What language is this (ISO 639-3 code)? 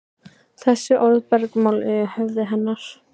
isl